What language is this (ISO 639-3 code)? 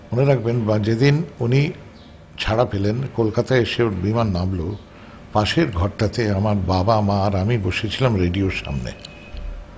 ben